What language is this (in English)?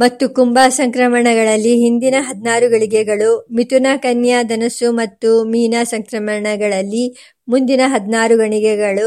Kannada